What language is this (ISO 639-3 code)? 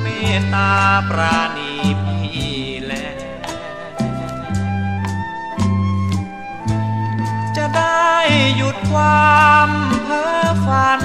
tha